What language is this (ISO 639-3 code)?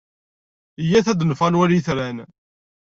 kab